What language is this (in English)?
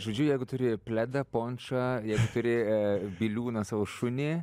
Lithuanian